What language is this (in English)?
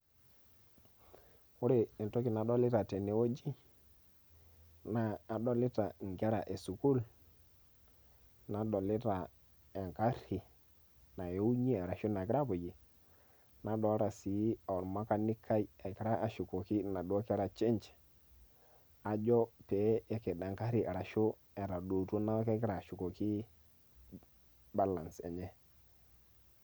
Masai